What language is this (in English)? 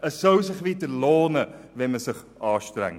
Swiss German